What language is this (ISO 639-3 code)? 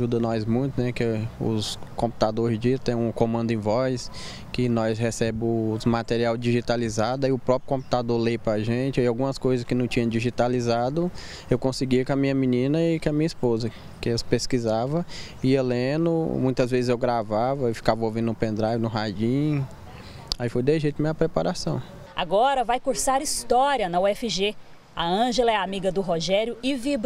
por